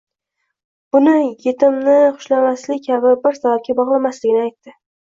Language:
Uzbek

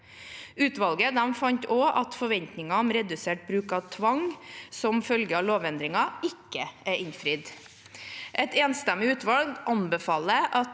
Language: Norwegian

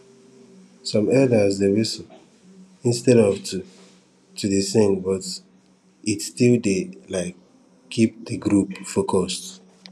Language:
Nigerian Pidgin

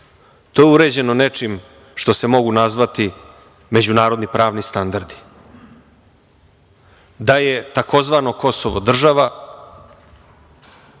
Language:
Serbian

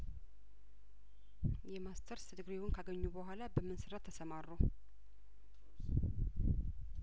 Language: Amharic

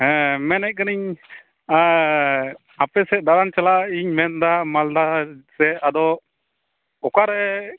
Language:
Santali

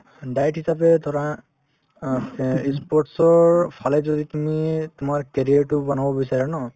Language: Assamese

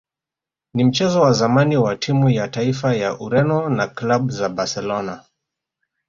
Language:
Swahili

